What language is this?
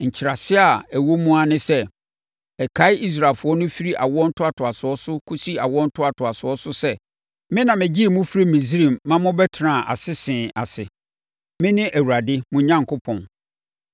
Akan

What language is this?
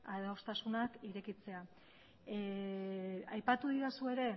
Basque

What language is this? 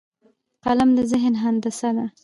Pashto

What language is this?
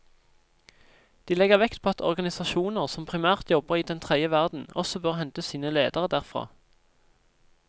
Norwegian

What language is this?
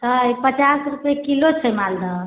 Maithili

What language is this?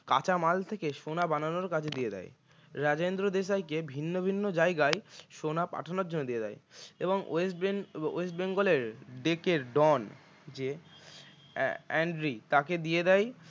Bangla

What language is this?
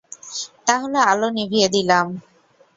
Bangla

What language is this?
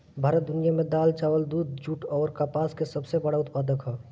Bhojpuri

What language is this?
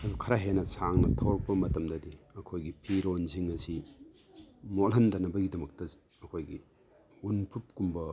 Manipuri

